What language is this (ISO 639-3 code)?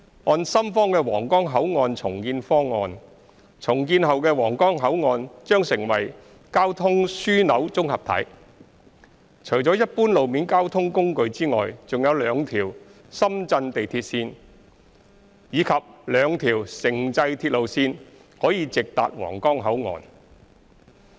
yue